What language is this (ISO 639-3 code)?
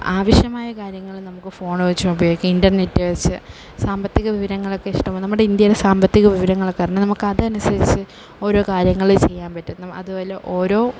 mal